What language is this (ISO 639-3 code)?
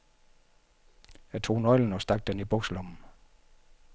dan